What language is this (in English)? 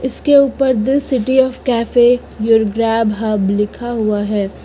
Hindi